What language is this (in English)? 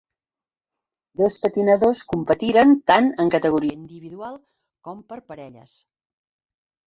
Catalan